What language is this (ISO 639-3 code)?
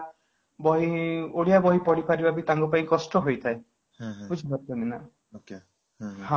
ori